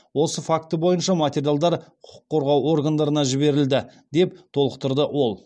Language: Kazakh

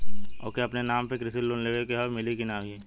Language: Bhojpuri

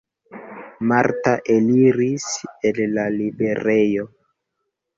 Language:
Esperanto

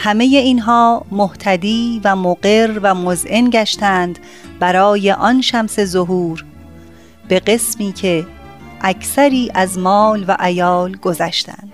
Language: Persian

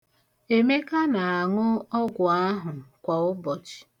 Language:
Igbo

